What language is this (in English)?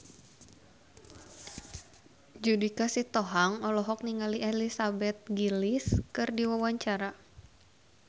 Sundanese